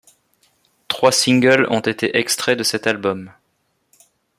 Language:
French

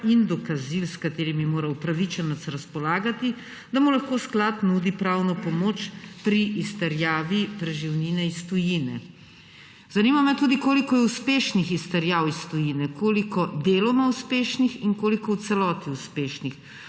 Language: Slovenian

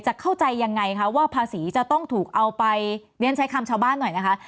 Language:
Thai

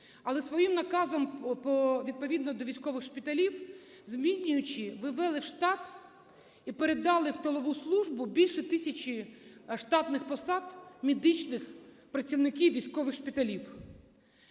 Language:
Ukrainian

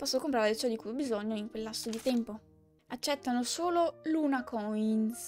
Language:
Italian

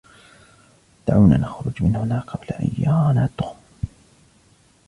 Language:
Arabic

